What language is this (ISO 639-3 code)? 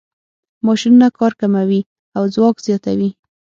pus